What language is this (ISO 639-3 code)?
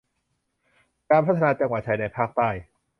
tha